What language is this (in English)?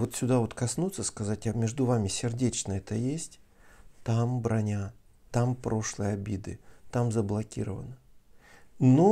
Russian